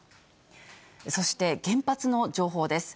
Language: Japanese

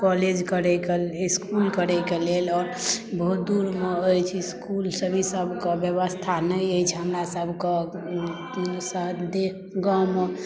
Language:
Maithili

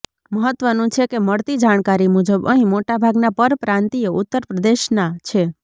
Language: Gujarati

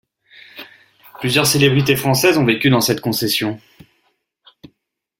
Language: French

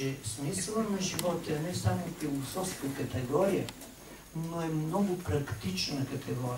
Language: Bulgarian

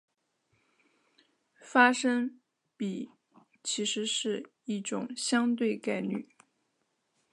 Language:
Chinese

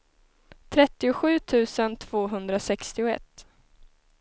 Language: Swedish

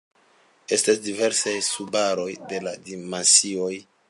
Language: Esperanto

